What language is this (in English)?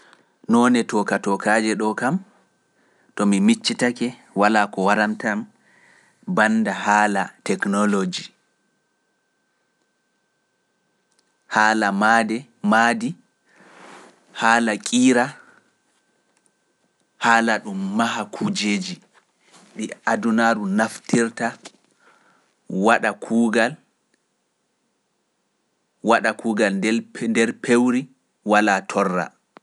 Pular